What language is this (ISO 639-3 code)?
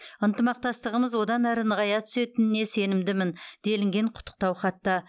kaz